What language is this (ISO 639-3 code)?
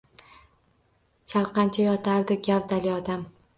uzb